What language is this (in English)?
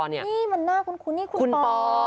Thai